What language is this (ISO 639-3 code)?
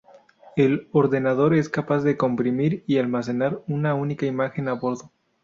spa